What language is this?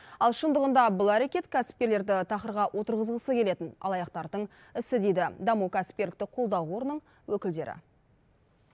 Kazakh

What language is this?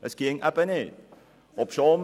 Swiss German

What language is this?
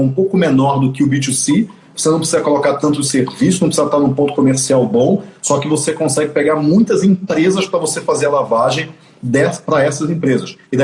Portuguese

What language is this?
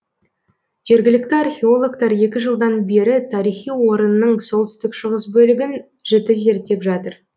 Kazakh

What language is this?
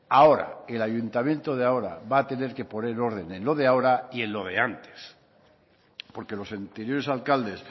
Spanish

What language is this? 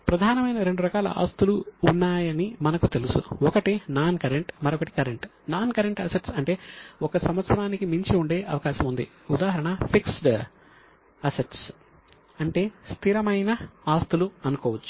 Telugu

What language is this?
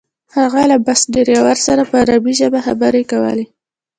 Pashto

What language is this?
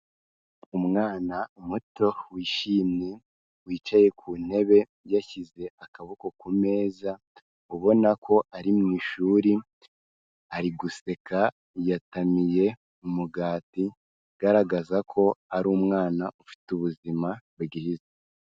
Kinyarwanda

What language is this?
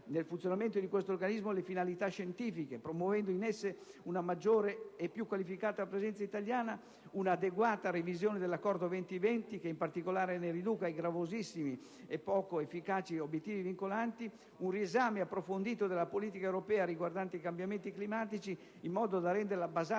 Italian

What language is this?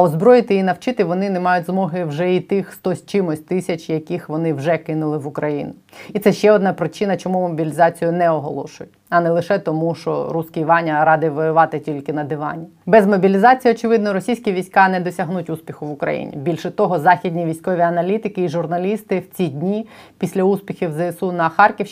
Ukrainian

